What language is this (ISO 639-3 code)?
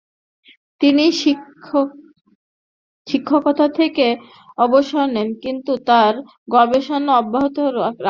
ben